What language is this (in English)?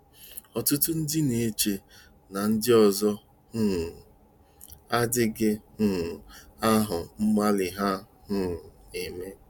Igbo